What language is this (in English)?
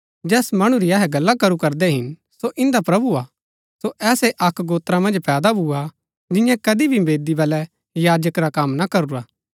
Gaddi